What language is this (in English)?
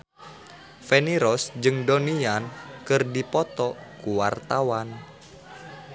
Sundanese